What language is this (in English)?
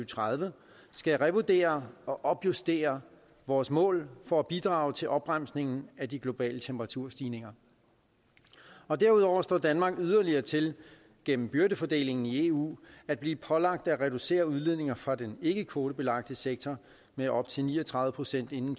Danish